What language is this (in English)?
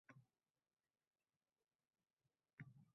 Uzbek